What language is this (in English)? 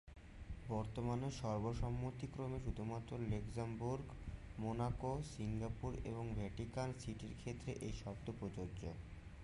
Bangla